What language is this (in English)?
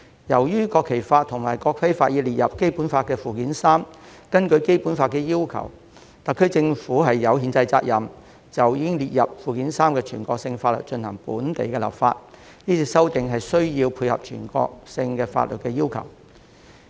Cantonese